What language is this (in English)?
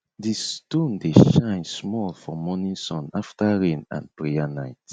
Nigerian Pidgin